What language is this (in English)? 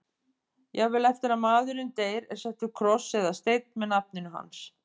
Icelandic